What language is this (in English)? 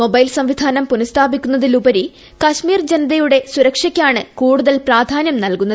Malayalam